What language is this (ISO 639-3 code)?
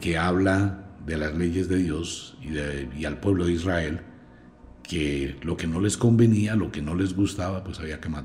spa